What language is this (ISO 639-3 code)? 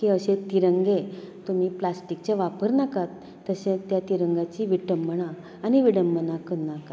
kok